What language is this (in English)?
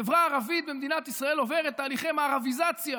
Hebrew